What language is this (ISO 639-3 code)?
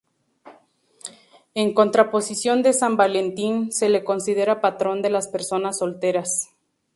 spa